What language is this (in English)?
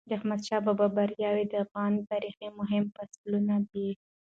Pashto